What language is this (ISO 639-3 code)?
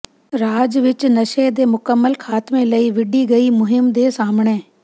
pan